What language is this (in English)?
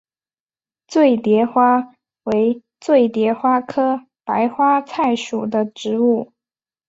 Chinese